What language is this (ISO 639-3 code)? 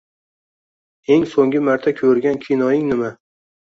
uzb